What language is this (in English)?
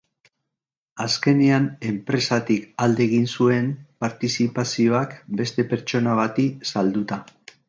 Basque